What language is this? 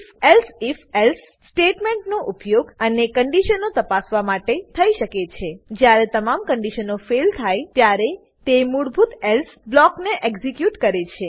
Gujarati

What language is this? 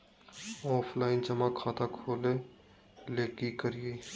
Magahi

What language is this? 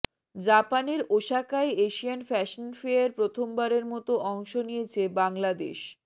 Bangla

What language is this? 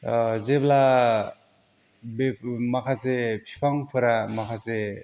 Bodo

